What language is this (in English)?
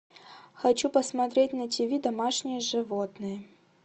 Russian